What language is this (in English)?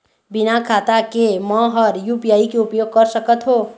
Chhattisgarhi